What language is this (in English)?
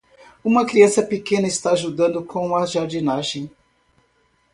Portuguese